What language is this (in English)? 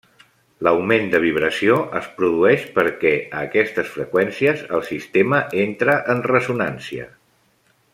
Catalan